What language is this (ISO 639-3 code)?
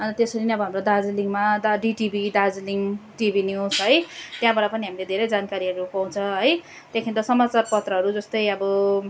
nep